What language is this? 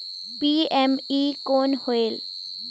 Chhattisgarhi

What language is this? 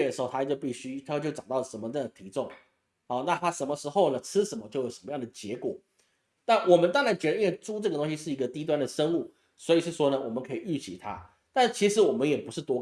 Chinese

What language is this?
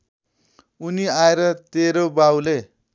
Nepali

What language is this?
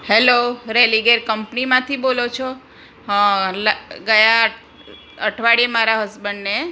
Gujarati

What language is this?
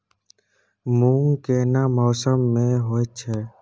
Maithili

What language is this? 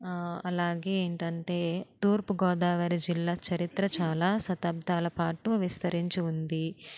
Telugu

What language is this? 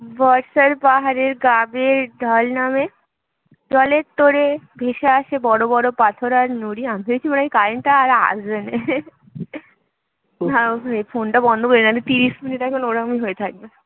Bangla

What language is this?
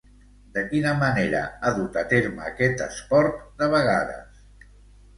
Catalan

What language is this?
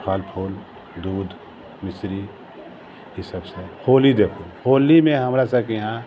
Maithili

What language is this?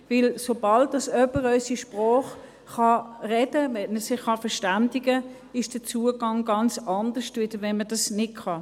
Swiss German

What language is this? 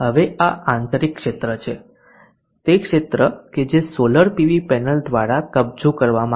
Gujarati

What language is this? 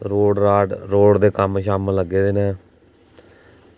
Dogri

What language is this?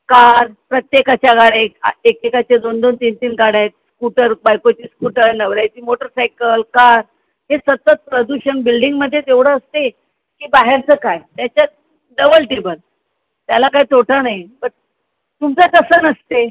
Marathi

